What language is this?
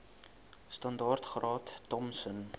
Afrikaans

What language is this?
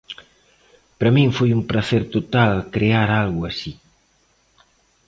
Galician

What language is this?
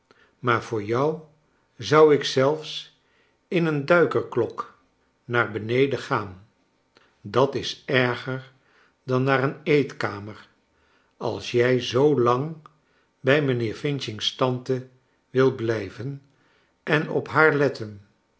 Dutch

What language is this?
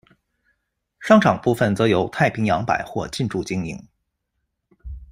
Chinese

